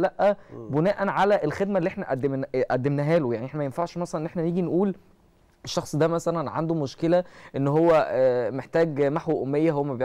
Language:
Arabic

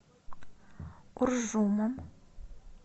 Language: Russian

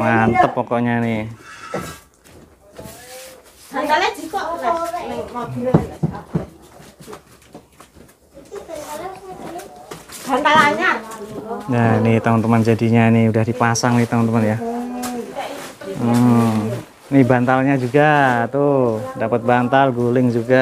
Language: Indonesian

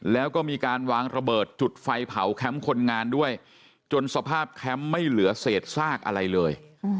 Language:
Thai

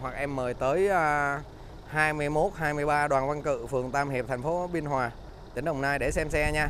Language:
Vietnamese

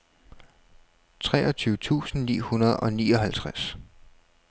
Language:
Danish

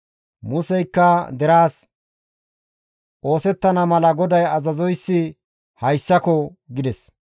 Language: Gamo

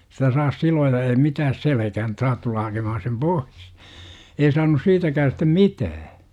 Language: Finnish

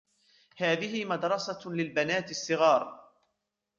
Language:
Arabic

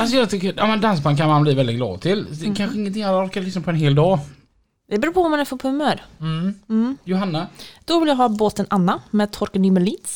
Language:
Swedish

